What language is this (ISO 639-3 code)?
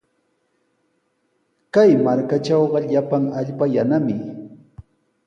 qws